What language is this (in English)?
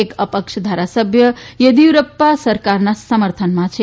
Gujarati